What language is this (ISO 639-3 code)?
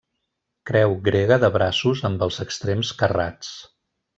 cat